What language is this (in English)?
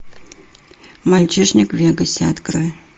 Russian